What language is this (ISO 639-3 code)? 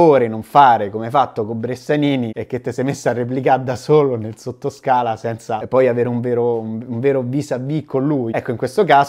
ita